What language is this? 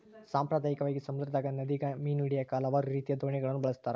Kannada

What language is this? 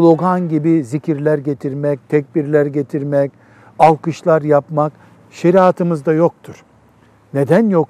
Turkish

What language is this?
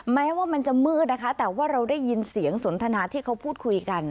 Thai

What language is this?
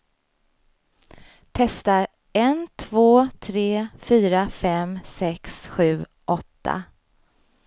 Swedish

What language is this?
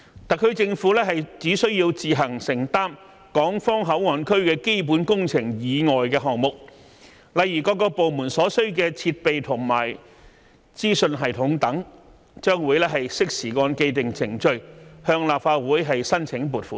Cantonese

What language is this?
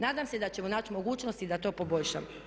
Croatian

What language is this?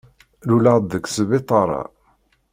Kabyle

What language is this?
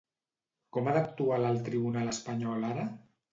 Catalan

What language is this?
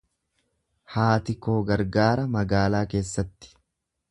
Oromo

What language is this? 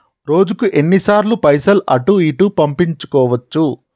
Telugu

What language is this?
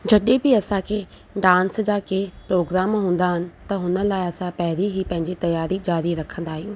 Sindhi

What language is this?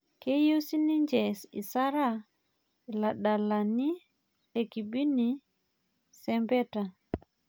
Masai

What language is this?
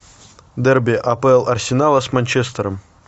Russian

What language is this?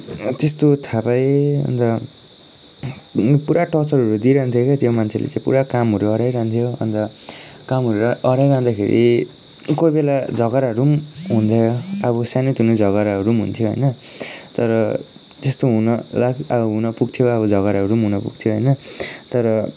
Nepali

